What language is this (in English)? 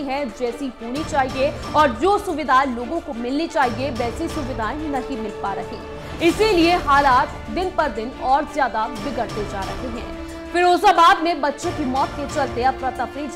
Hindi